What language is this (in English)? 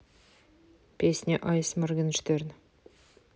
Russian